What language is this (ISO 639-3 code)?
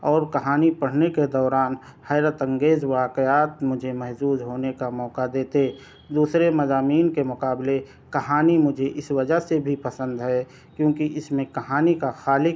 urd